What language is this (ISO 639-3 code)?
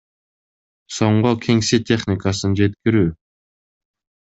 kir